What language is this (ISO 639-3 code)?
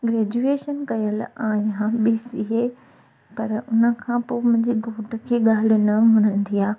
snd